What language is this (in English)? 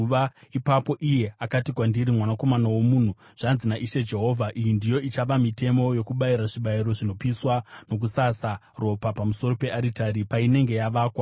Shona